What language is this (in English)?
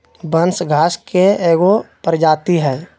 Magahi